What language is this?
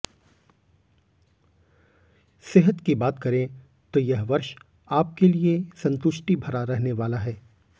Hindi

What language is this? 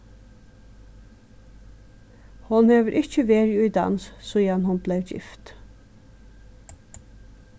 Faroese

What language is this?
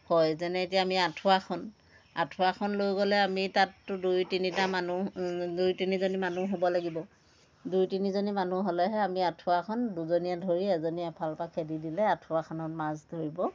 Assamese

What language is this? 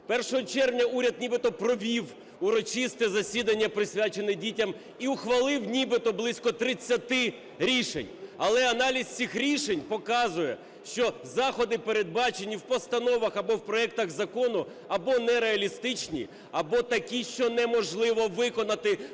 Ukrainian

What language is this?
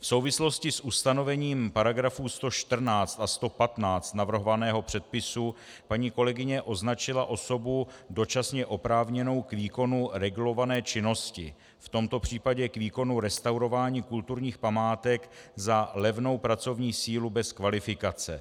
Czech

